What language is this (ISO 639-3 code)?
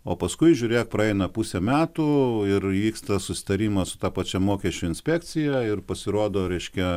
lit